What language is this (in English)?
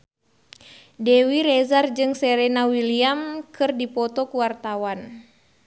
Sundanese